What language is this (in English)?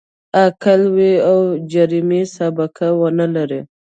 Pashto